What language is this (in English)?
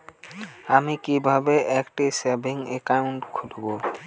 Bangla